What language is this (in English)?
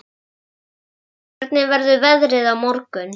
Icelandic